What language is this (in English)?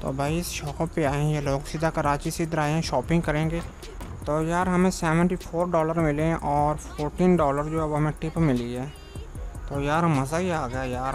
Hindi